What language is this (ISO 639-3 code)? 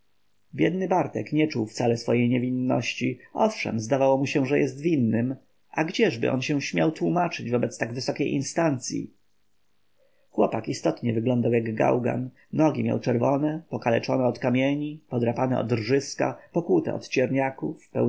pol